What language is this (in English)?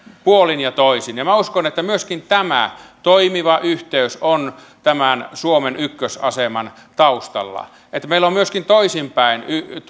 Finnish